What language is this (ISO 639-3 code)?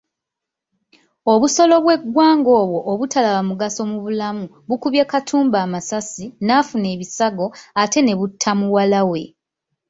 lug